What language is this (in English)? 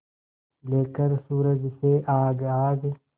Hindi